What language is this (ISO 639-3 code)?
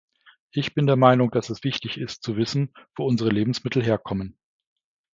deu